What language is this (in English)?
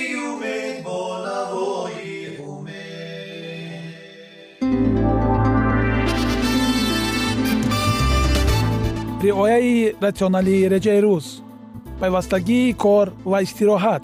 Persian